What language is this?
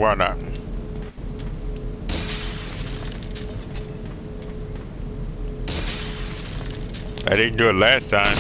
English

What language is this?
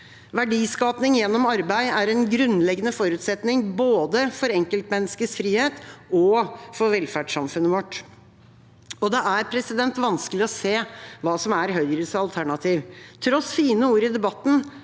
Norwegian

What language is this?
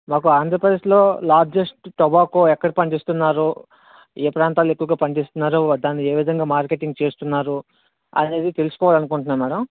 Telugu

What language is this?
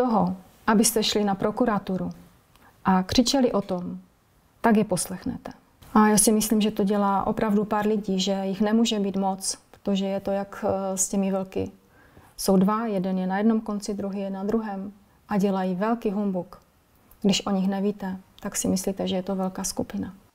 Czech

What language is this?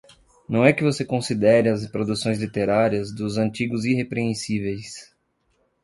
Portuguese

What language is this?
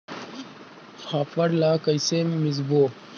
Chhattisgarhi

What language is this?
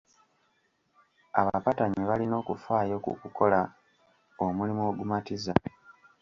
Ganda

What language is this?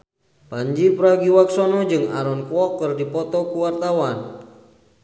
Sundanese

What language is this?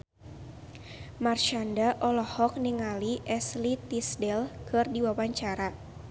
Sundanese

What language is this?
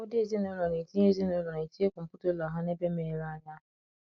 Igbo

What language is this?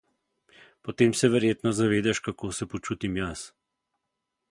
Slovenian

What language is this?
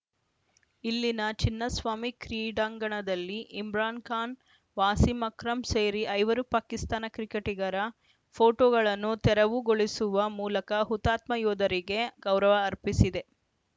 Kannada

